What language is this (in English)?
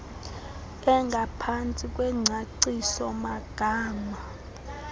Xhosa